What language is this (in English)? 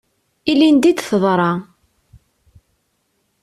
Kabyle